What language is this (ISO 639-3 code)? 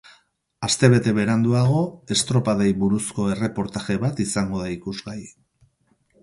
eus